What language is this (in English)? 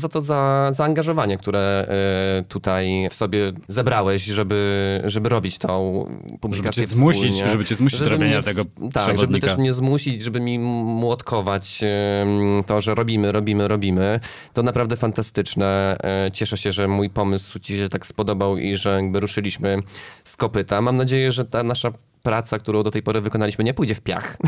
Polish